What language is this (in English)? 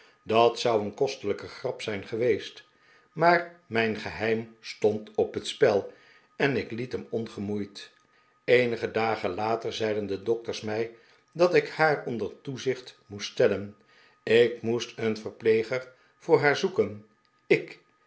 Dutch